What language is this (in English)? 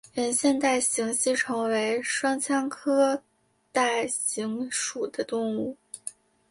Chinese